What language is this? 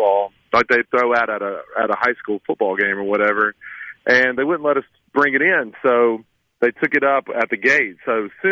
English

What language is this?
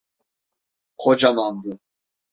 Turkish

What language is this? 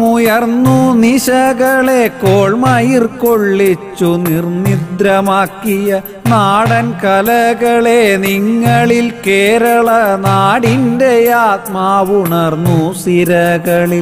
Malayalam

